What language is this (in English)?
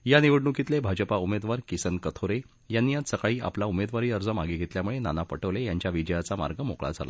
Marathi